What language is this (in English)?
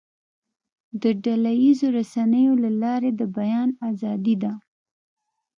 Pashto